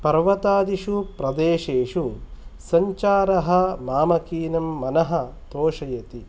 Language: Sanskrit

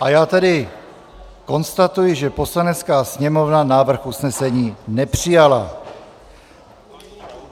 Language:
Czech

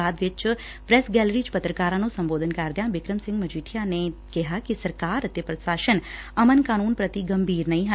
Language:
Punjabi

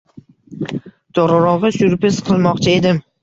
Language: Uzbek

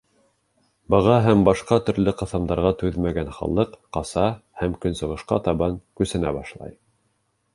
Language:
Bashkir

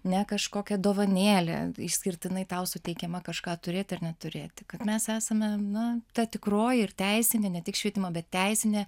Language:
Lithuanian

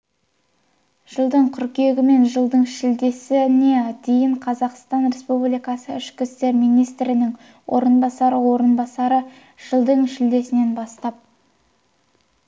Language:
Kazakh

